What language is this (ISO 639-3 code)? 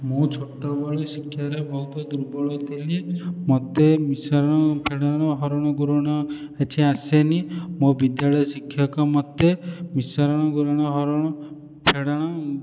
ori